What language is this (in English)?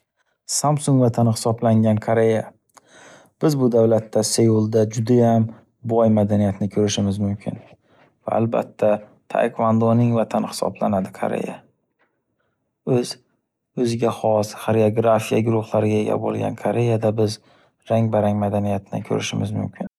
Uzbek